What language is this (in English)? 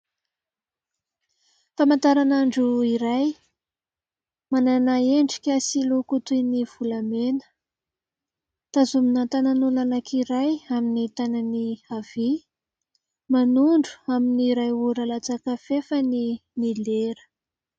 Malagasy